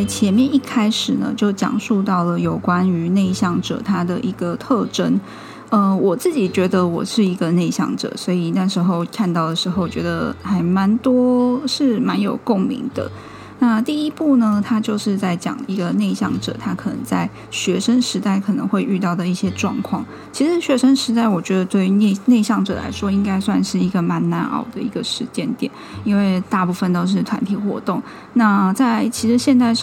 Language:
Chinese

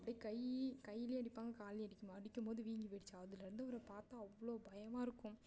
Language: Tamil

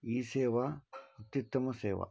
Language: Sanskrit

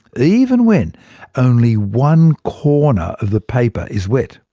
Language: English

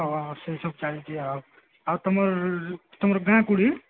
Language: Odia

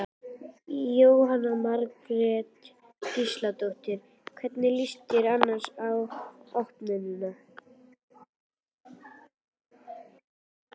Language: Icelandic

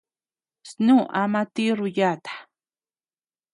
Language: Tepeuxila Cuicatec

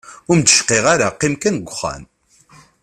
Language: Kabyle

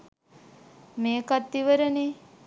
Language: Sinhala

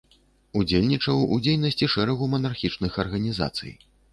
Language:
Belarusian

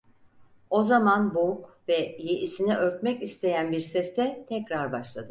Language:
Turkish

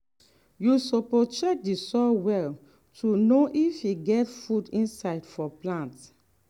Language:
Nigerian Pidgin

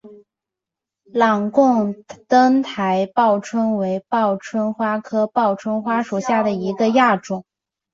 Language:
Chinese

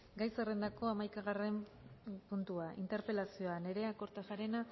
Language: Basque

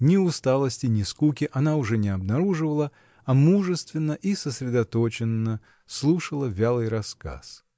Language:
Russian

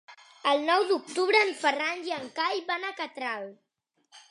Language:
Catalan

